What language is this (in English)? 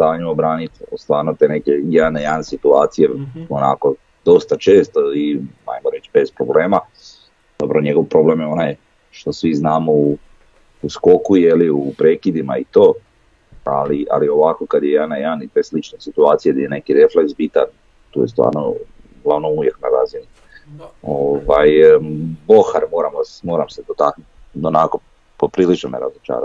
Croatian